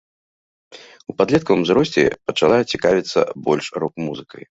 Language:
Belarusian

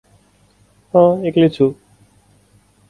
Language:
Nepali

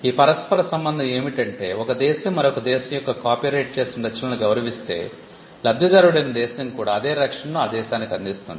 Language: Telugu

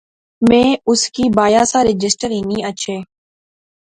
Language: Pahari-Potwari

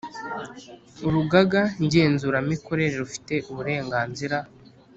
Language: Kinyarwanda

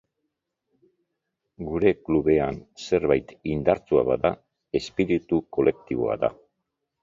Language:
Basque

